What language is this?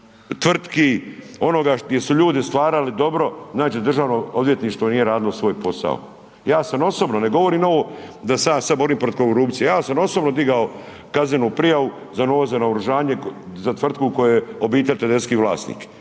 Croatian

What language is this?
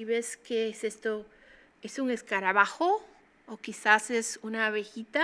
Spanish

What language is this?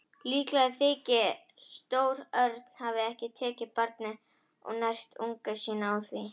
Icelandic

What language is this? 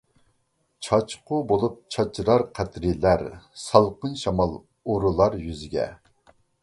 Uyghur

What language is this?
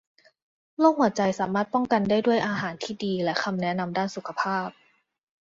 Thai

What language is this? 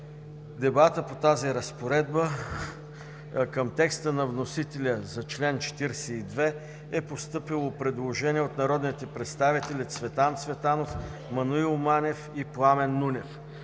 Bulgarian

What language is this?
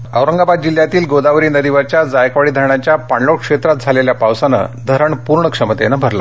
Marathi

